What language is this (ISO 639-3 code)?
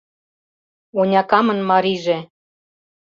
chm